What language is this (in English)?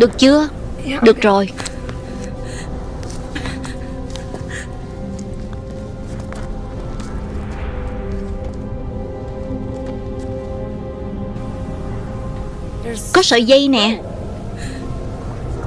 Vietnamese